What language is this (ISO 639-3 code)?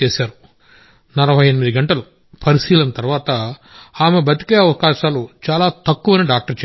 tel